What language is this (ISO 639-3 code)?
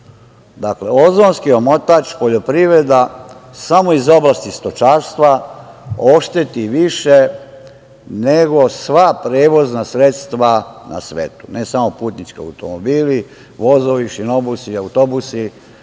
srp